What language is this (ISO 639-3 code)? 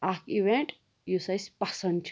kas